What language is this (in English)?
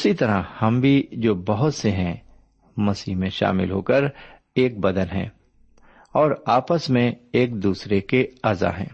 Urdu